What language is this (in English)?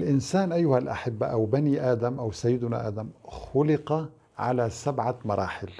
Arabic